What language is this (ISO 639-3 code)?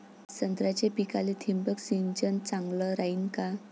mar